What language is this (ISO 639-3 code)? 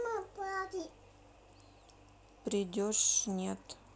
rus